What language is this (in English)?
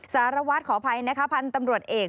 Thai